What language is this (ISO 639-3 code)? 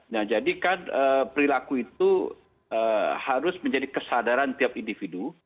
ind